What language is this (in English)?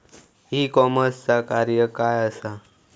Marathi